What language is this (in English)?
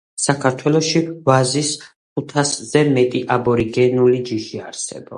Georgian